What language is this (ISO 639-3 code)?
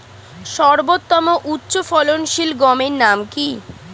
ben